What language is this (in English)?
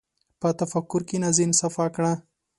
Pashto